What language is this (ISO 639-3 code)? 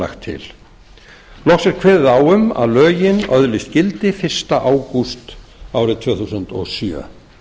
isl